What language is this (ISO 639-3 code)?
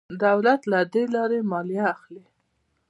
pus